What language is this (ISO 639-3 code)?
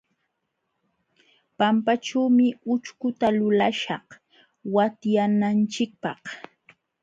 qxw